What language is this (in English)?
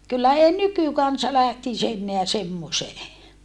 Finnish